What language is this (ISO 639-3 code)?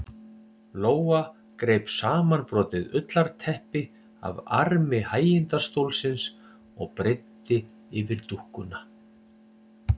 isl